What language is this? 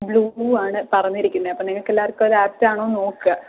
Malayalam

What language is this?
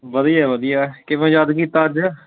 Punjabi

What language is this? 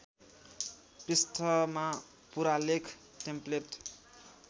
Nepali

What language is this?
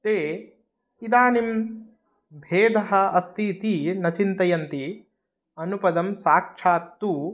Sanskrit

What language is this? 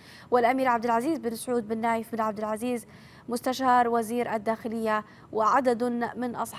Arabic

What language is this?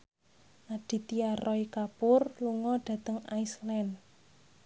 Javanese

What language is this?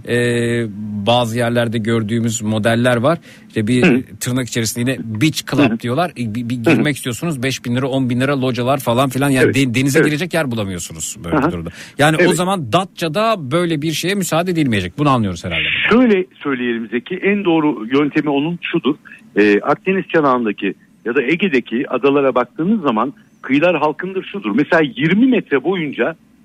Turkish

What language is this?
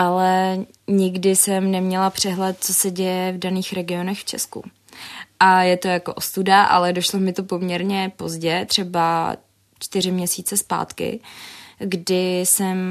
Czech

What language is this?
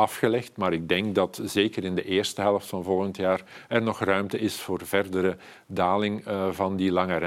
Dutch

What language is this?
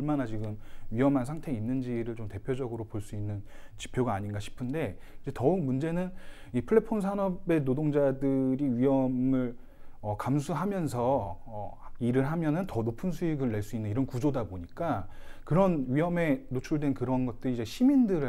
Korean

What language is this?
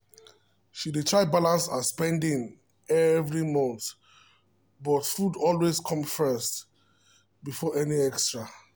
Nigerian Pidgin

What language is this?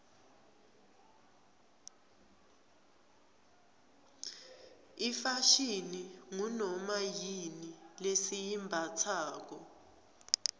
Swati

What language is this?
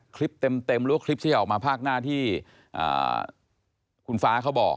Thai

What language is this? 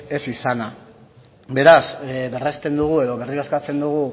Basque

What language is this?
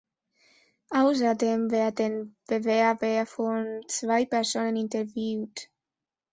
German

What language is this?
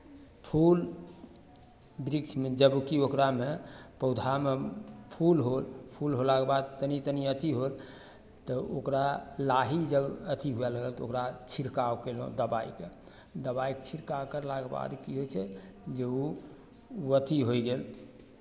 Maithili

